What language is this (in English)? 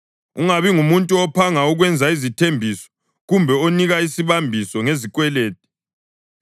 North Ndebele